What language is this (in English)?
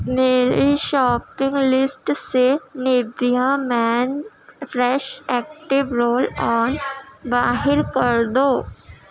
Urdu